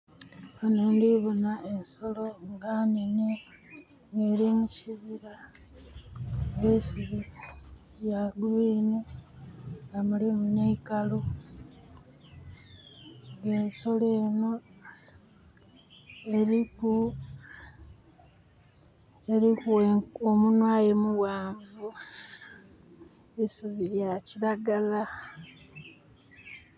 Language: Soga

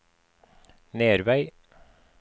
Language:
Norwegian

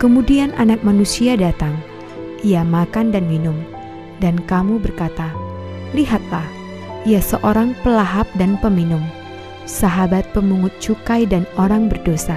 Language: Indonesian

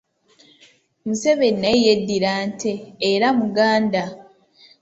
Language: Ganda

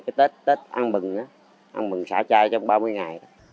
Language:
Vietnamese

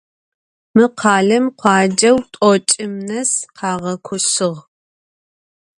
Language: Adyghe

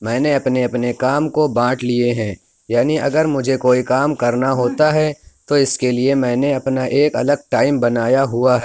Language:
Urdu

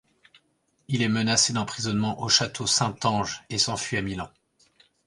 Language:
French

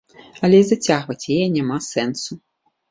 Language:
Belarusian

